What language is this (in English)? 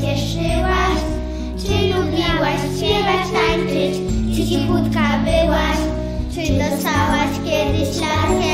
Polish